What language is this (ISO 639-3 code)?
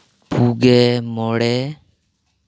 sat